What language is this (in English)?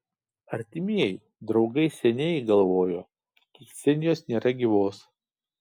Lithuanian